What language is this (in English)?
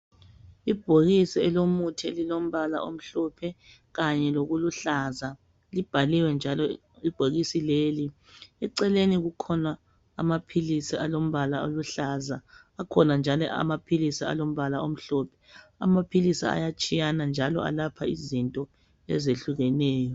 North Ndebele